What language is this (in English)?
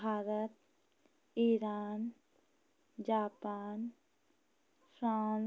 Hindi